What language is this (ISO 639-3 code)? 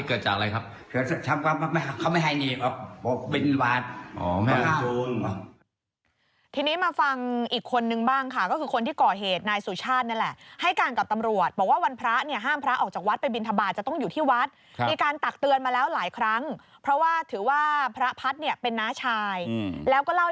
tha